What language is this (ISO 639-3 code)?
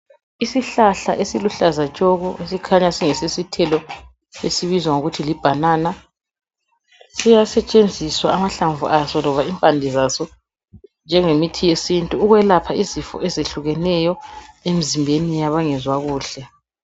nde